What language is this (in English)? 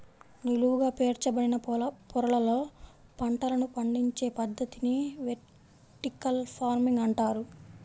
Telugu